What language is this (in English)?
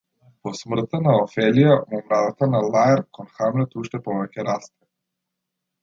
Macedonian